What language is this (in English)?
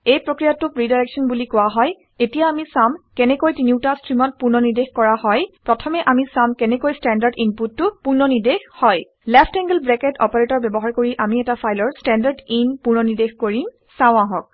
Assamese